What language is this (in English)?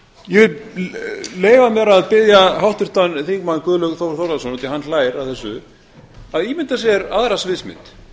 Icelandic